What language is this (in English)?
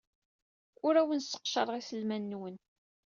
Kabyle